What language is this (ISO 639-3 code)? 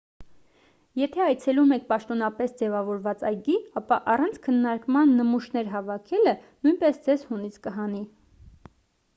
hye